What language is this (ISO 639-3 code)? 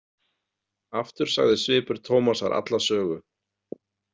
isl